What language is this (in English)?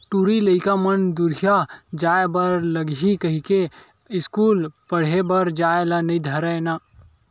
Chhattisgarhi